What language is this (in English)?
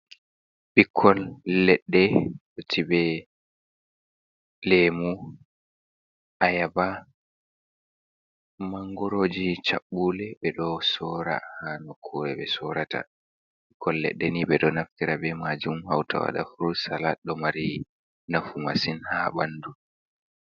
Fula